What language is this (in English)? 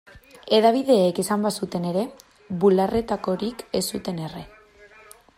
Basque